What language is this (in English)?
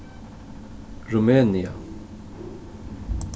Faroese